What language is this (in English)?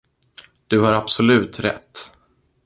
Swedish